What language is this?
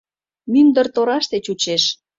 Mari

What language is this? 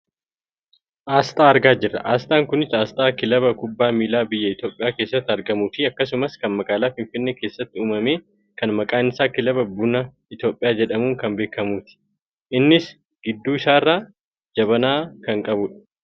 Oromo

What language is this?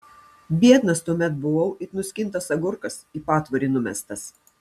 Lithuanian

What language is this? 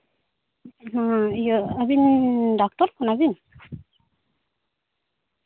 Santali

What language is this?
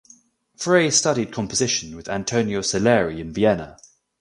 English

